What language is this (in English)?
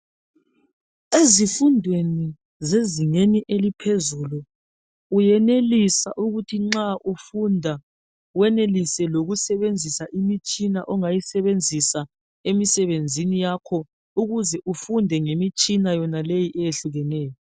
North Ndebele